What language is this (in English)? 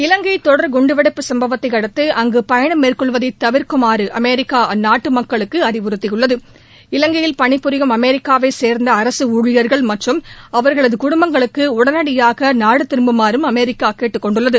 Tamil